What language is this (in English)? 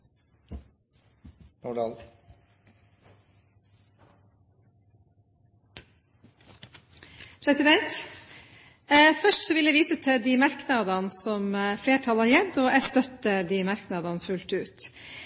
Norwegian